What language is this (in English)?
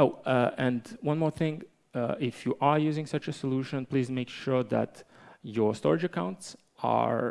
English